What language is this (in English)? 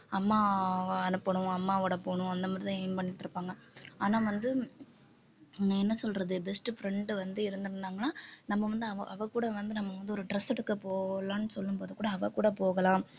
Tamil